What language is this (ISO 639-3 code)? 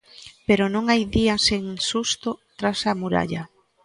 glg